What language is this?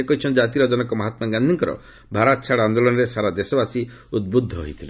Odia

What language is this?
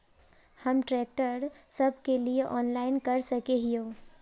Magahi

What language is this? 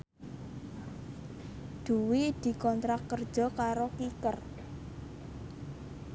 Javanese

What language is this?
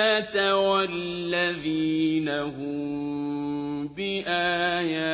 Arabic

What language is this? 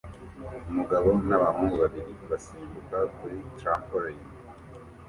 Kinyarwanda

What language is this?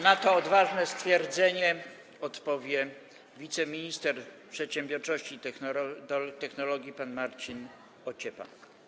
Polish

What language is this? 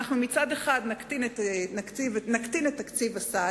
Hebrew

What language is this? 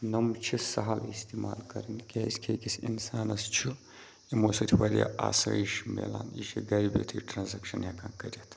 Kashmiri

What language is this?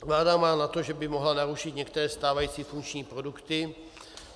Czech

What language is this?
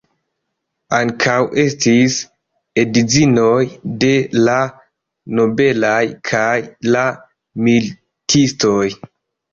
Esperanto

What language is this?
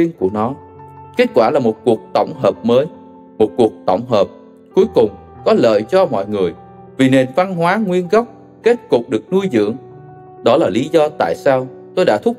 Vietnamese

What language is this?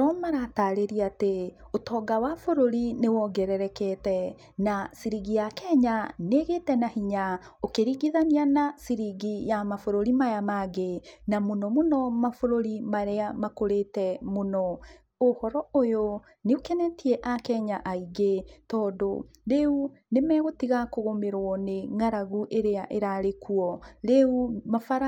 Kikuyu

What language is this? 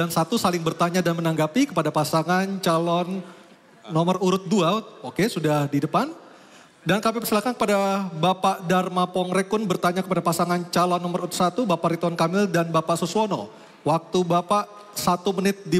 Indonesian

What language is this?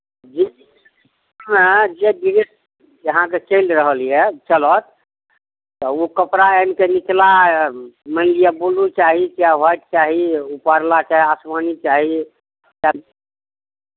Maithili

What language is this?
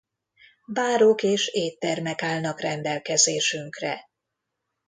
Hungarian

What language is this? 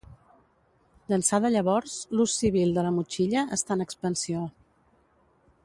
Catalan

